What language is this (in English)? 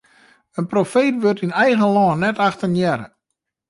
Western Frisian